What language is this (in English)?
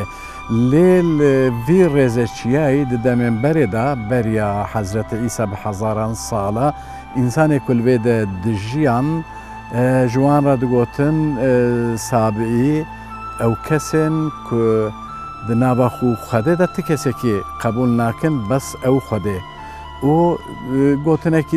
Turkish